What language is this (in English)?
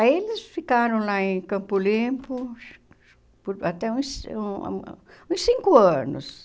Portuguese